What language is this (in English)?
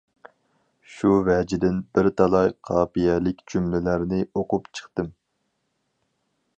Uyghur